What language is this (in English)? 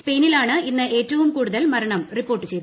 Malayalam